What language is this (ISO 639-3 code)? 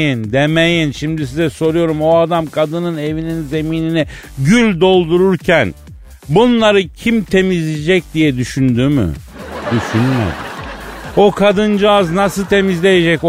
tur